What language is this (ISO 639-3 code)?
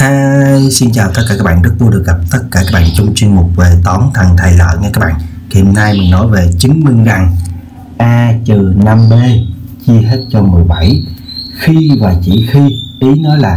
vie